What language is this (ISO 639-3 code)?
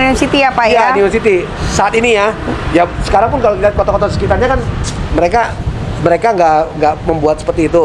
ind